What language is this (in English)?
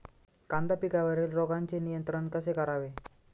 Marathi